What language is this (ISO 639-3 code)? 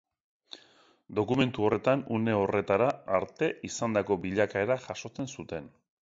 eus